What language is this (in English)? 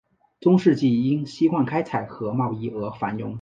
Chinese